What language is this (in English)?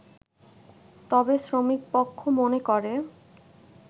Bangla